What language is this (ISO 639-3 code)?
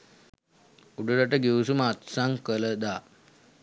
sin